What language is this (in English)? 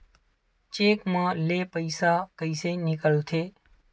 Chhattisgarhi